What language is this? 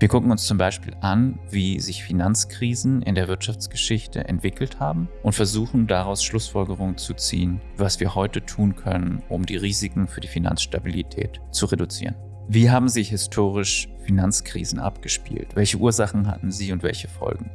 German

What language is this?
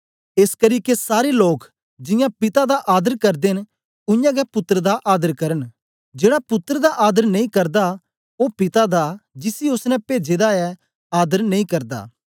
Dogri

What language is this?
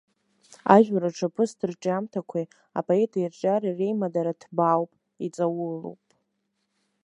Abkhazian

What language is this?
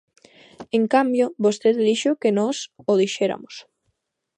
Galician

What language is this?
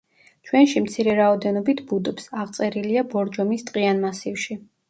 Georgian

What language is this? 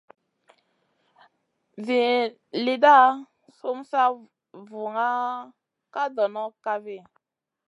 Masana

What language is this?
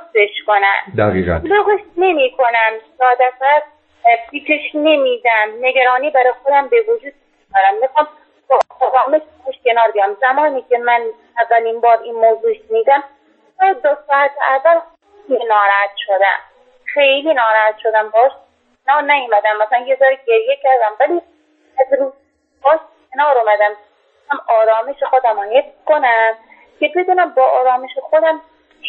Persian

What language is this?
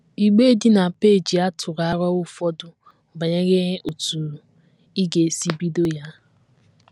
Igbo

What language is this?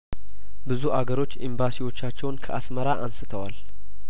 Amharic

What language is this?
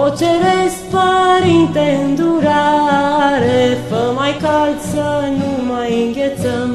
Romanian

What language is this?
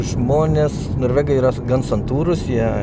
Lithuanian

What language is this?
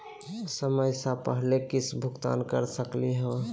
Magahi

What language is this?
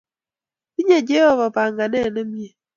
Kalenjin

